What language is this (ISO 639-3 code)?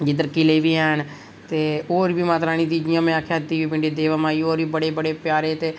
doi